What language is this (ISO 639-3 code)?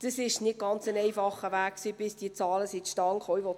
gsw